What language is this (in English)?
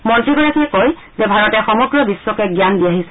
Assamese